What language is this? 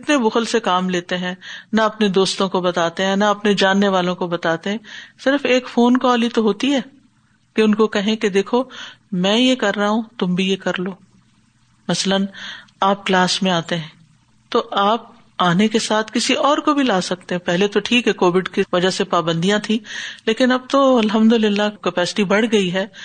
Urdu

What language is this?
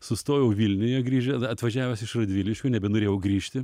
Lithuanian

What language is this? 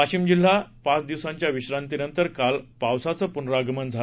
Marathi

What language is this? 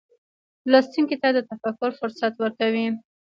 Pashto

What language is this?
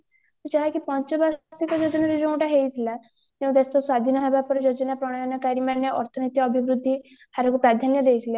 Odia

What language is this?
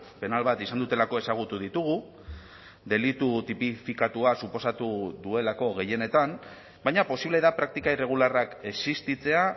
Basque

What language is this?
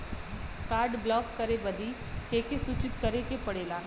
Bhojpuri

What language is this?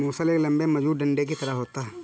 Hindi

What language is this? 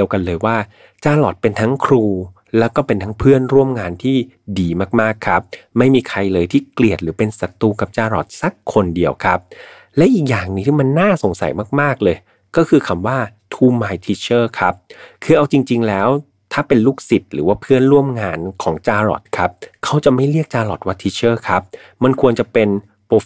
Thai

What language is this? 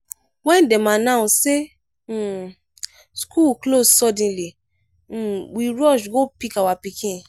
Nigerian Pidgin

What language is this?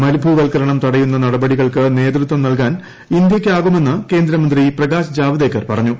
Malayalam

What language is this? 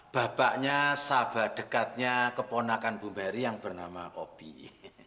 Indonesian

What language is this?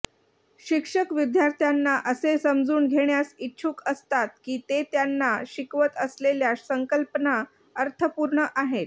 Marathi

